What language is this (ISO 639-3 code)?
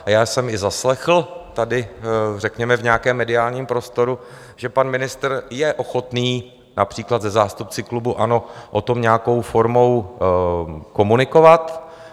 ces